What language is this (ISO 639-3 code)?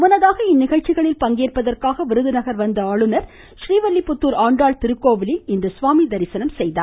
tam